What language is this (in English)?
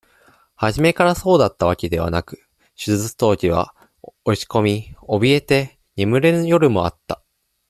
Japanese